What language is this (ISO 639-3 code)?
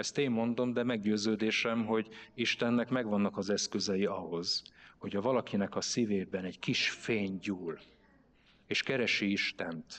hun